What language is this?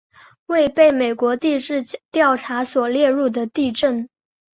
Chinese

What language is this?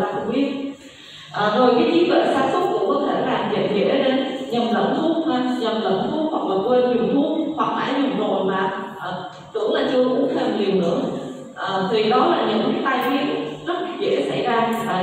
Vietnamese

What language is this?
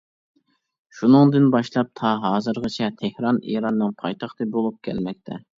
Uyghur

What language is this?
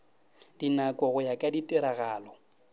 Northern Sotho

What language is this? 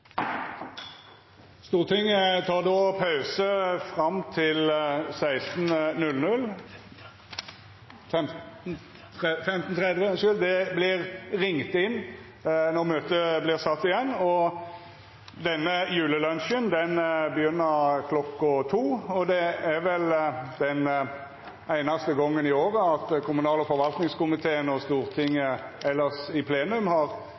Norwegian Nynorsk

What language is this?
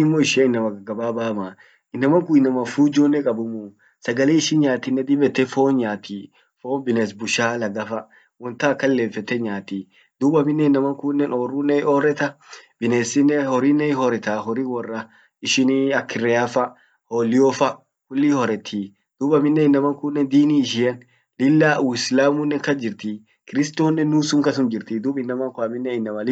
Orma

